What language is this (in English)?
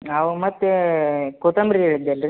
Kannada